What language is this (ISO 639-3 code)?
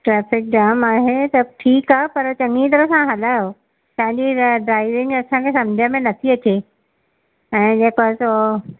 snd